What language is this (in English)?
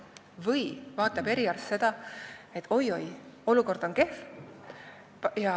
Estonian